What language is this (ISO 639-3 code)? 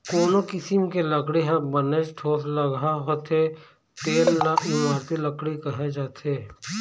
hne